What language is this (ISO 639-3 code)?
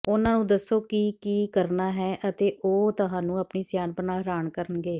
pan